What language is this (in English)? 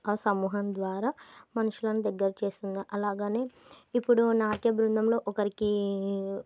Telugu